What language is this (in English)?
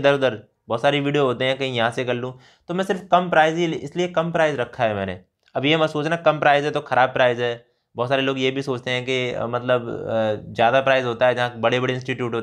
Hindi